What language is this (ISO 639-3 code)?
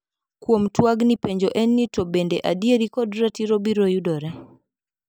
luo